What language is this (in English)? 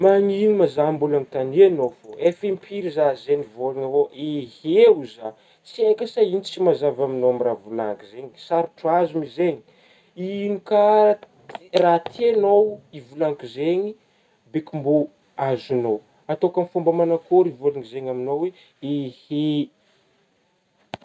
Northern Betsimisaraka Malagasy